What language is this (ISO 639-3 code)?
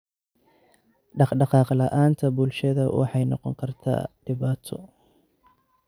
som